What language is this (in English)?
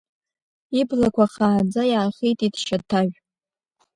Abkhazian